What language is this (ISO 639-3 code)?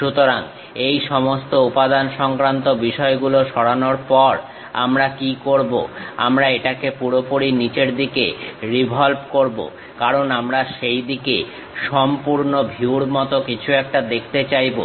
ben